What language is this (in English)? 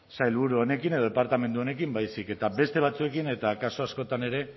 Basque